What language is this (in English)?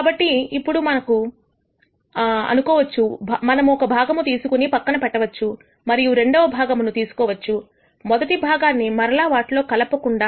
Telugu